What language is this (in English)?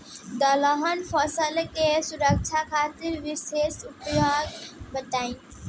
Bhojpuri